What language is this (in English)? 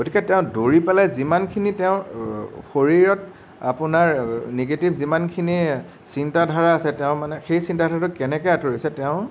Assamese